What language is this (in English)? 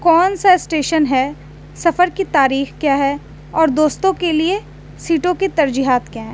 Urdu